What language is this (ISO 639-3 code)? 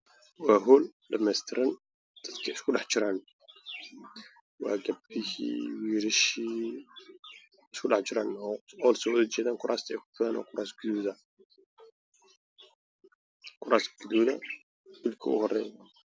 som